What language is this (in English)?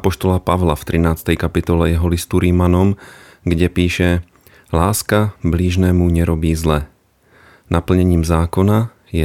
Slovak